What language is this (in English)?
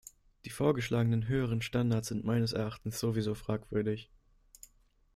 German